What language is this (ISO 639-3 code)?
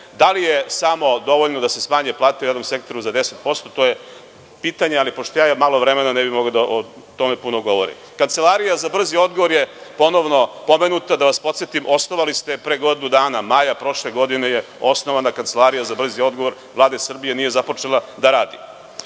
srp